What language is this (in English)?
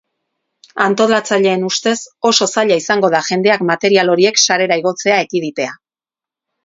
Basque